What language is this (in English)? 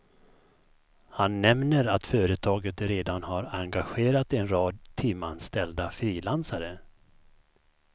Swedish